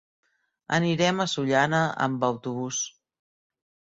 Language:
Catalan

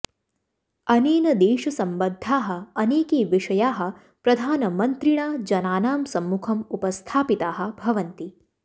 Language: Sanskrit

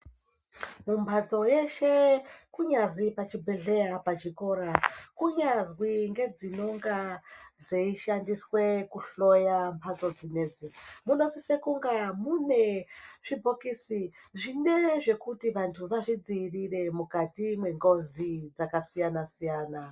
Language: Ndau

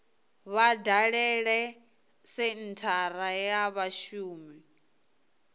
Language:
Venda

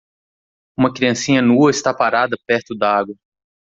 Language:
Portuguese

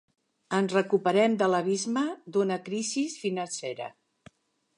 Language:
Catalan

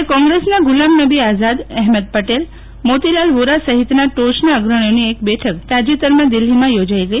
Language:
Gujarati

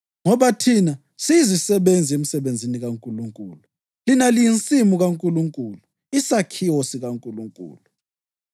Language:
North Ndebele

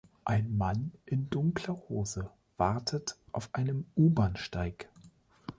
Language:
German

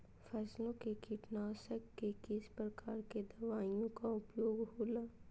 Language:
Magahi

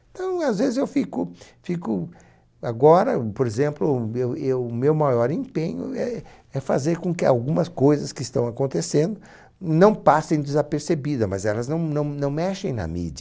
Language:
Portuguese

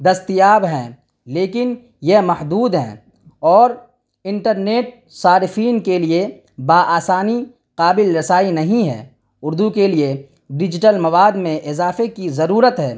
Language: Urdu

